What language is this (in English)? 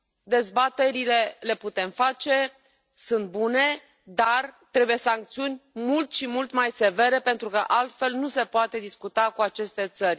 Romanian